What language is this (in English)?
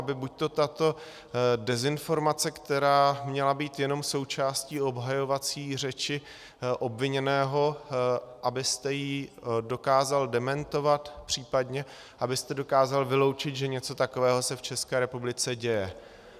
Czech